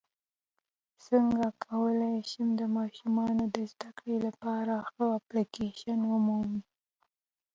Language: Pashto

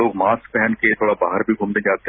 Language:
Hindi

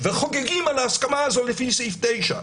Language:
Hebrew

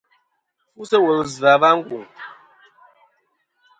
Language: Kom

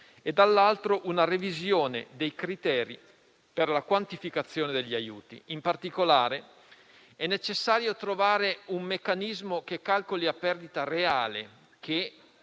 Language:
Italian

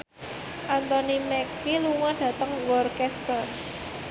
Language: Javanese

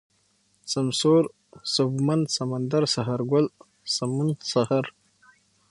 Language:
Pashto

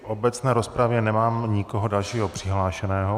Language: Czech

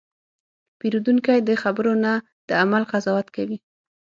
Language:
Pashto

